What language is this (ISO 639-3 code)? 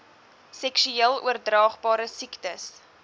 afr